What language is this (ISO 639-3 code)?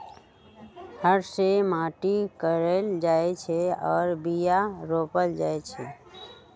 mag